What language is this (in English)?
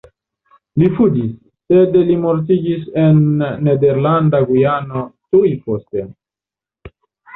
Esperanto